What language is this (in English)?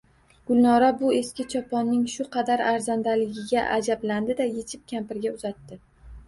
Uzbek